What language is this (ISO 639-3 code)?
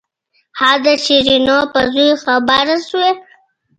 pus